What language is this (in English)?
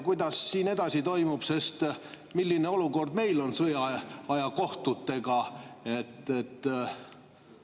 Estonian